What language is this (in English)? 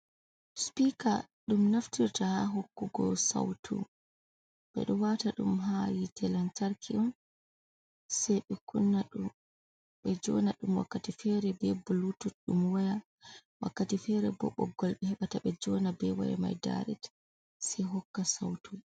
Fula